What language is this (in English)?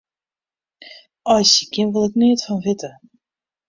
Western Frisian